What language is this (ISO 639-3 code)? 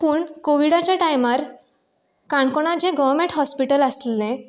kok